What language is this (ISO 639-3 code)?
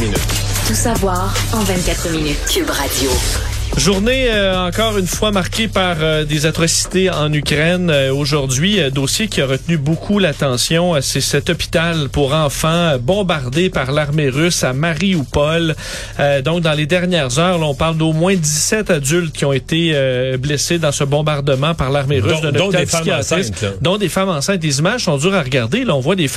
fra